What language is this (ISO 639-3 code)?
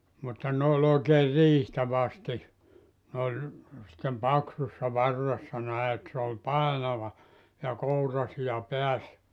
fin